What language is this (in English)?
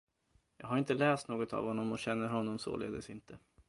Swedish